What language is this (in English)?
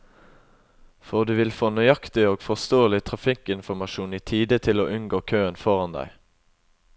Norwegian